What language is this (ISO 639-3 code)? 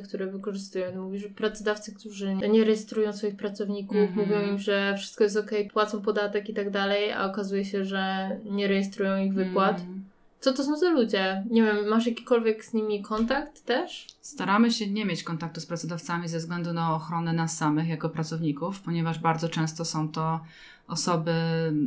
pol